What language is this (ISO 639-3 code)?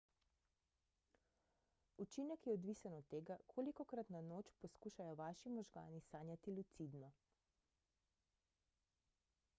slv